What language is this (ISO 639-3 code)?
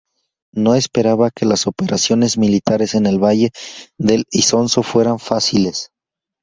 spa